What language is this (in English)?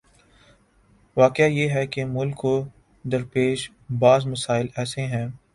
Urdu